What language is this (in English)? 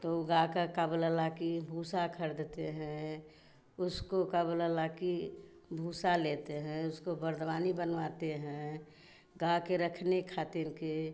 Hindi